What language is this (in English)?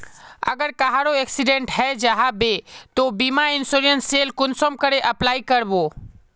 Magahi